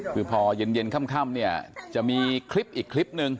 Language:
Thai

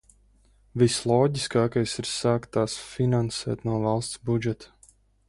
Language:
Latvian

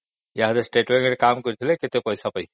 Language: Odia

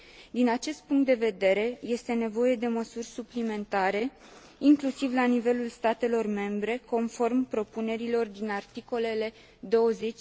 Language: Romanian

